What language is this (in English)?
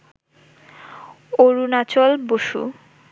Bangla